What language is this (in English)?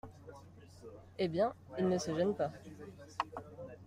French